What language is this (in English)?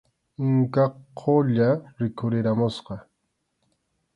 Arequipa-La Unión Quechua